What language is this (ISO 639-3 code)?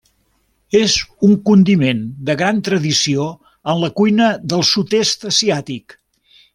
cat